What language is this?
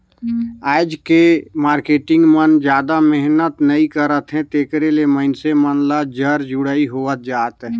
Chhattisgarhi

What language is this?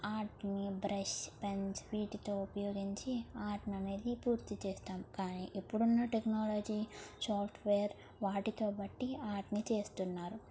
Telugu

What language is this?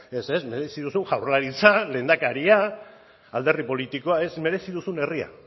Basque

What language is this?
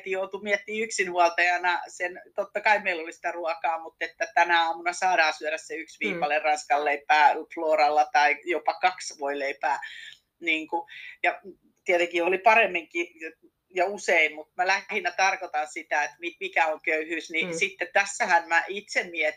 Finnish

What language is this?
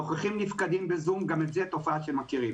Hebrew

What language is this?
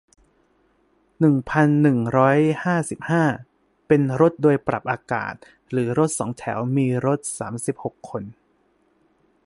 Thai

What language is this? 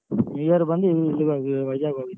Kannada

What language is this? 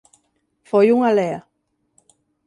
Galician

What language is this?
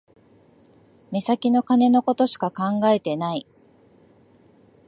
Japanese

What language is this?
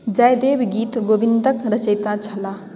Maithili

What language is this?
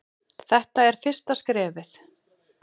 Icelandic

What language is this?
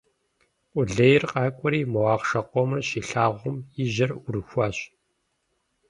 Kabardian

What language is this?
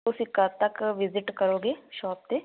Punjabi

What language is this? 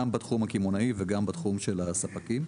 Hebrew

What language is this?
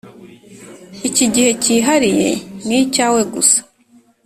Kinyarwanda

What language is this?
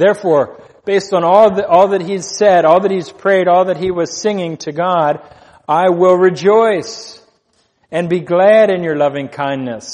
English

